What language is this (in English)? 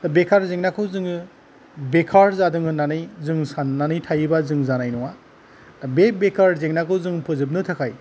Bodo